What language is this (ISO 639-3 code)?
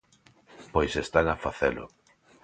glg